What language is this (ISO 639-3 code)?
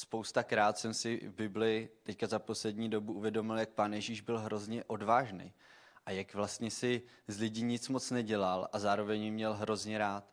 ces